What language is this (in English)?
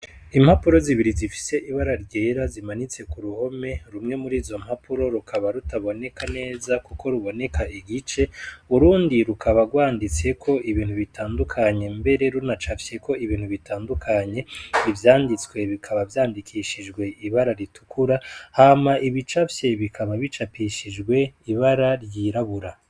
Rundi